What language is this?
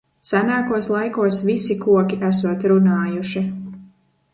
Latvian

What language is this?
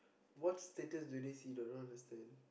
English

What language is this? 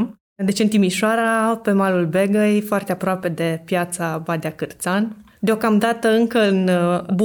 Romanian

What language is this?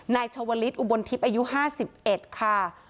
Thai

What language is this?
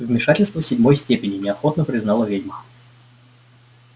Russian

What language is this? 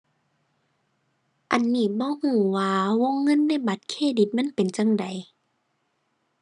Thai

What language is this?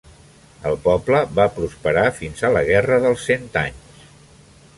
Catalan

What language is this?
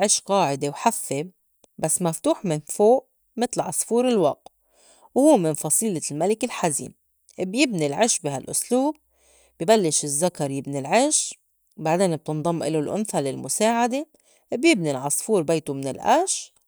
North Levantine Arabic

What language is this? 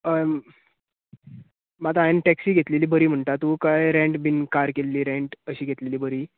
Konkani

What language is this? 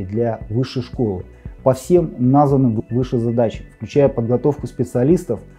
Russian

